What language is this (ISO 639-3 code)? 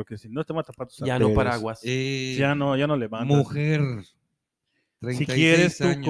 spa